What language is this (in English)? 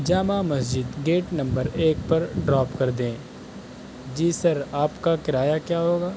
Urdu